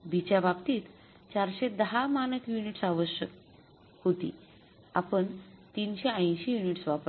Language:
Marathi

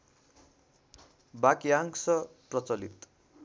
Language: Nepali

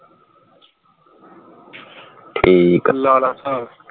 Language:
Punjabi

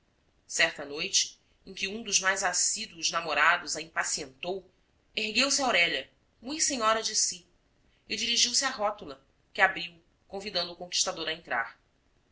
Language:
Portuguese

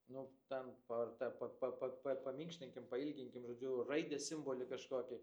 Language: Lithuanian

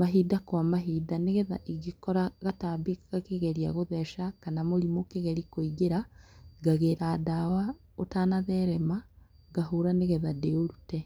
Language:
Kikuyu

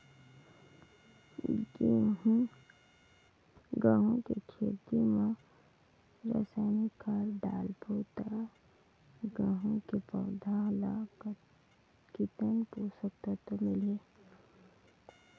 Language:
Chhattisgarhi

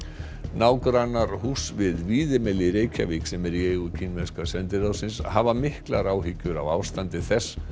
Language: Icelandic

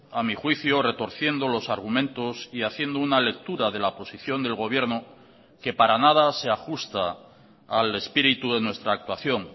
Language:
Spanish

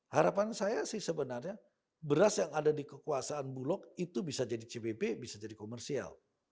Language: Indonesian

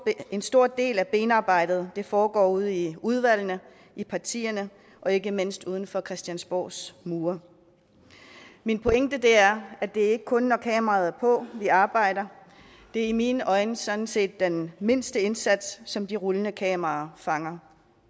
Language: Danish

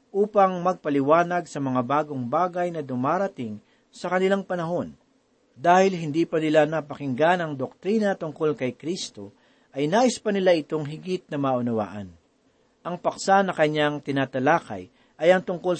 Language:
Filipino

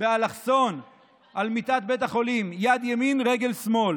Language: Hebrew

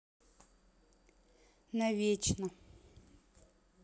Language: Russian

